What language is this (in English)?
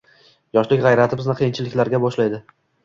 Uzbek